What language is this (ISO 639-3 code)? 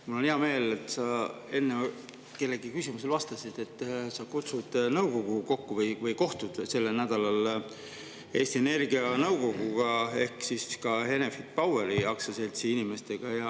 est